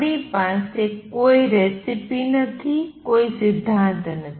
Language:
Gujarati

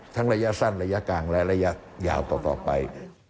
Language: Thai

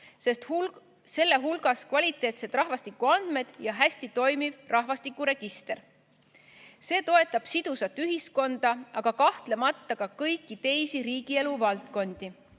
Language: Estonian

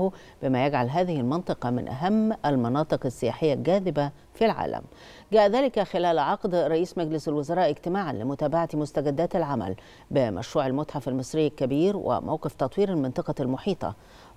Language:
Arabic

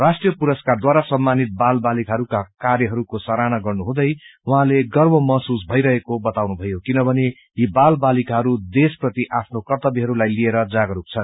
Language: Nepali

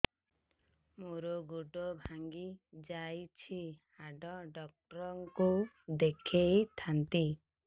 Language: Odia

